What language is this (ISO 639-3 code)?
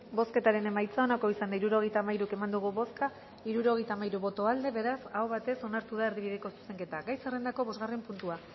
eus